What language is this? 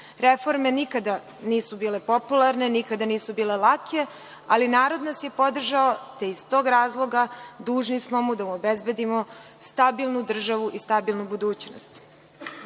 Serbian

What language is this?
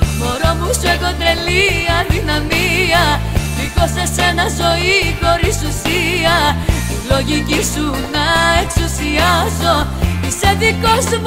Greek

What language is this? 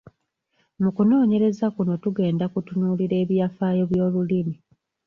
Ganda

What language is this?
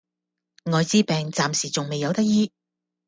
Cantonese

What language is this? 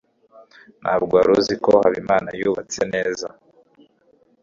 Kinyarwanda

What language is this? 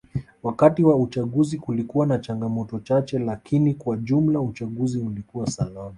Swahili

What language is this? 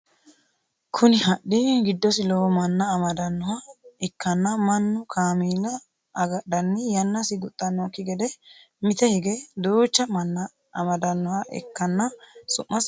Sidamo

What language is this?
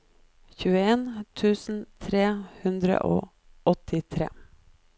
Norwegian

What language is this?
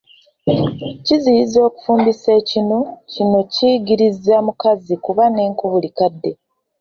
Ganda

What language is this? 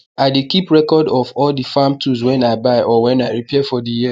Nigerian Pidgin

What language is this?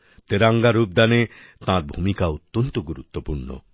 Bangla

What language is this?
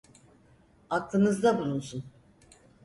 Turkish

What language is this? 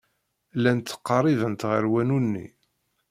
Kabyle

